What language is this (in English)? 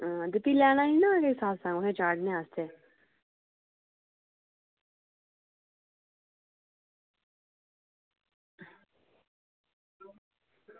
Dogri